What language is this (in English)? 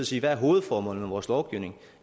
Danish